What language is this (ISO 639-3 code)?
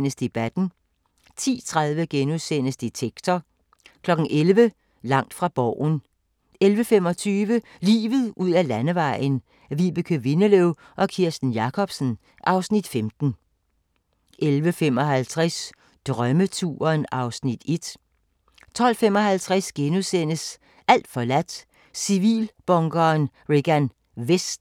dan